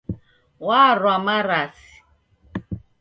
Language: Taita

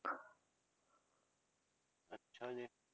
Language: Punjabi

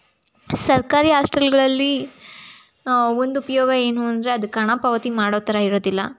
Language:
Kannada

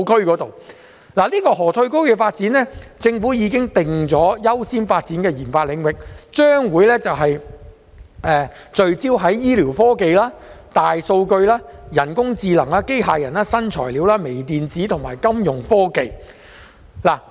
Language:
Cantonese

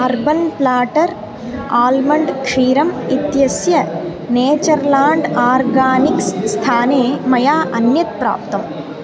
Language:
Sanskrit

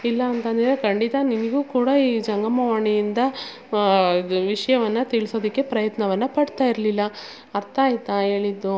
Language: Kannada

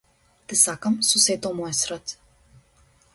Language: Macedonian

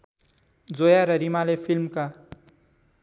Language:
Nepali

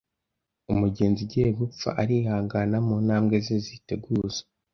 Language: Kinyarwanda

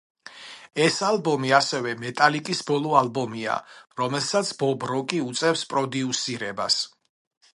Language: Georgian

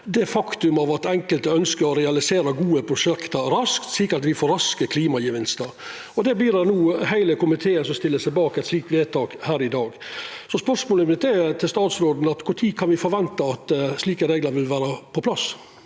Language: Norwegian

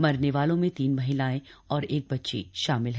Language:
Hindi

